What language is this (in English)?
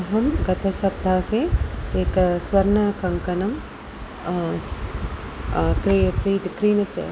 Sanskrit